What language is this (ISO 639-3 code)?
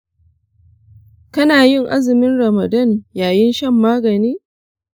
hau